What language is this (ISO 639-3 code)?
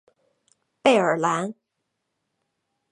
zho